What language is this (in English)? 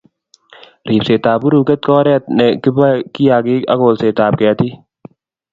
Kalenjin